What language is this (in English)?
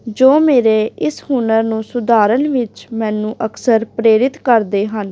Punjabi